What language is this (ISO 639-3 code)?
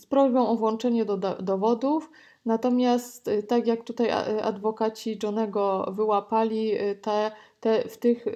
pol